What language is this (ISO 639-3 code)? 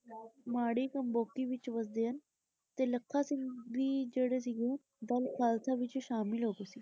pan